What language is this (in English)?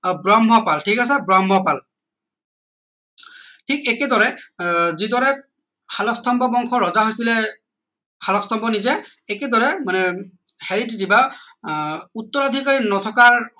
Assamese